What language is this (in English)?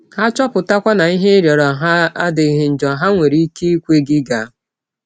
Igbo